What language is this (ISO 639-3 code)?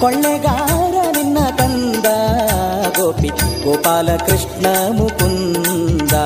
kan